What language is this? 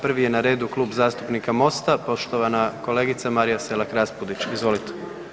Croatian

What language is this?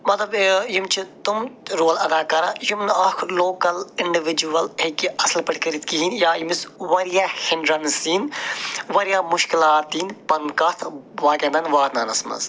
Kashmiri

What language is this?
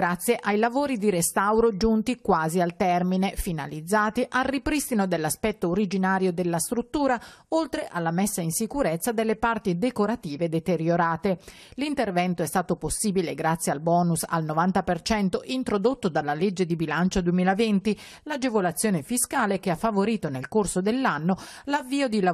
Italian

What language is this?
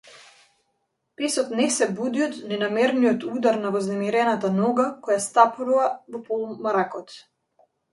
Macedonian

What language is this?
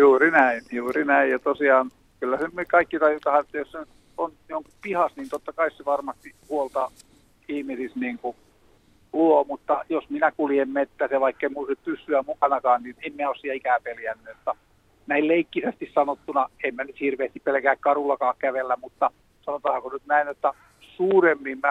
Finnish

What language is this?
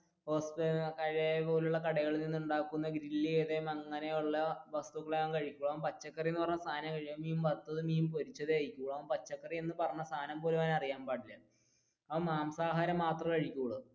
Malayalam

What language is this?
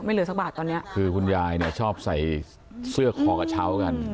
Thai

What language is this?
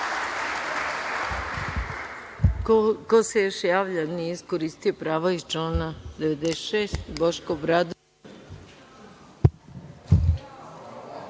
Serbian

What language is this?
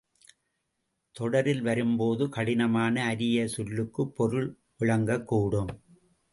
Tamil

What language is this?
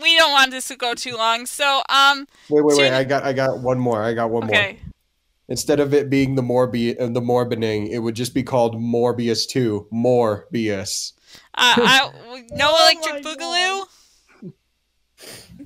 English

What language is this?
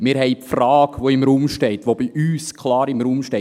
Swiss German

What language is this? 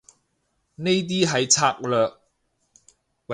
Cantonese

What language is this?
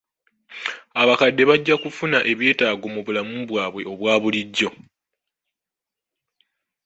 Ganda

